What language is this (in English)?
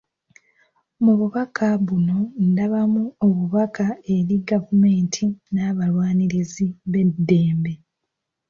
Ganda